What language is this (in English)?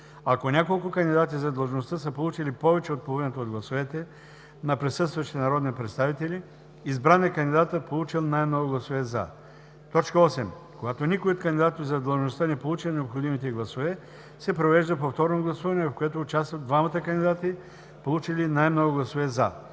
Bulgarian